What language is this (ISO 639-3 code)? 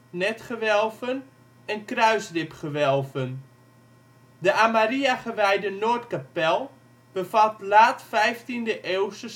nld